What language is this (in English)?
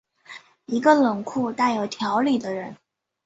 Chinese